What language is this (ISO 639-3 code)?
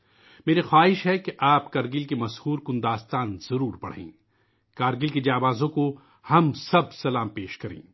urd